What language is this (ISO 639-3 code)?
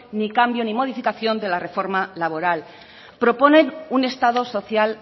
spa